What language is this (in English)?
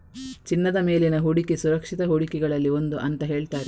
Kannada